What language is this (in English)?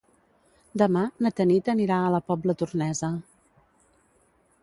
Catalan